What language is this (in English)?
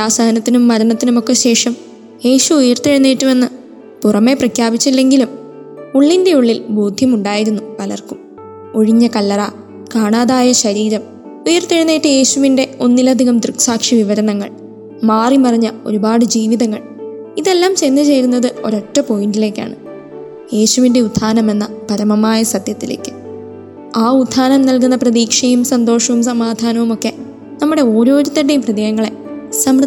Malayalam